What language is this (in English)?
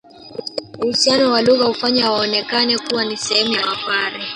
Swahili